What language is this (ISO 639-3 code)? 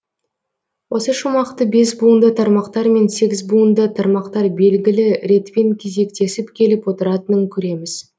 kaz